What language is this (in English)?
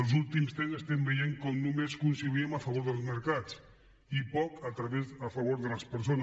Catalan